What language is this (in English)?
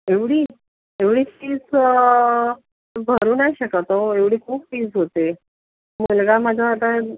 Marathi